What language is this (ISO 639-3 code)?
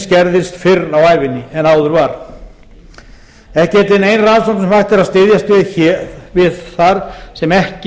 isl